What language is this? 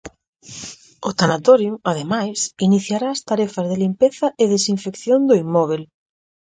Galician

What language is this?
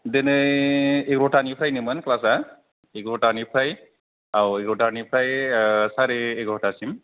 Bodo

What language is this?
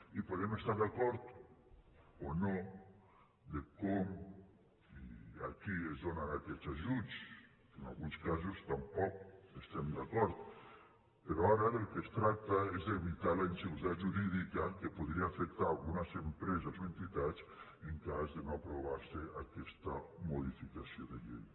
Catalan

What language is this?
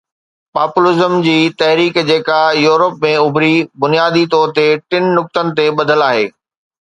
Sindhi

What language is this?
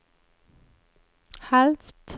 Swedish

